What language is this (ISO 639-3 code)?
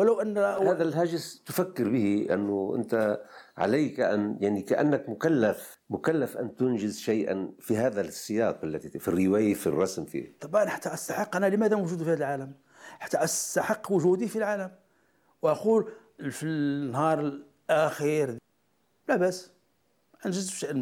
ara